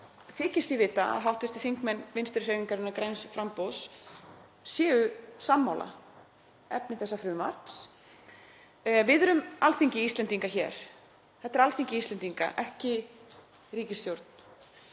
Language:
Icelandic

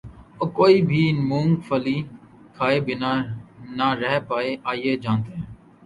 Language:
Urdu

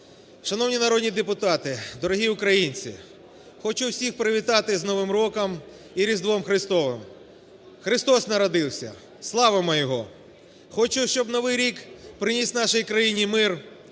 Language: Ukrainian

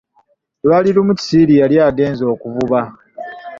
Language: Ganda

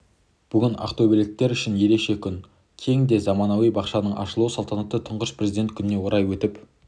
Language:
Kazakh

